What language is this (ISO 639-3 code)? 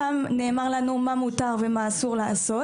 heb